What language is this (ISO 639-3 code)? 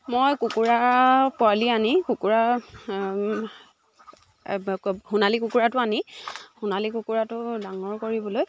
asm